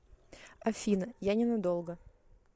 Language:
Russian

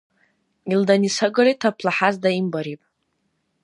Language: Dargwa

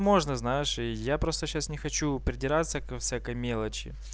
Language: Russian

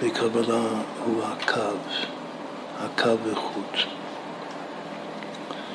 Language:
Hebrew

